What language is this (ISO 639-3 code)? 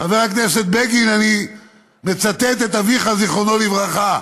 heb